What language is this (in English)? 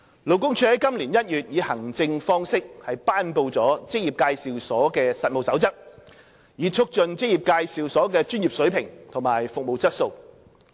Cantonese